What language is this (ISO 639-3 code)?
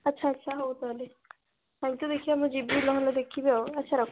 ori